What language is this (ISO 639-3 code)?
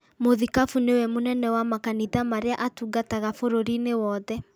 kik